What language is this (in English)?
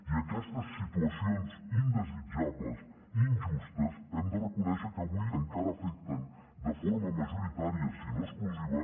Catalan